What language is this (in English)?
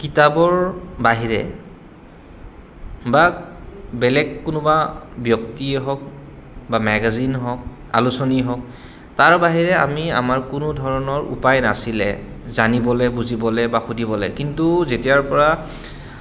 Assamese